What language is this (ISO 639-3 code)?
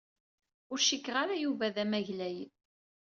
kab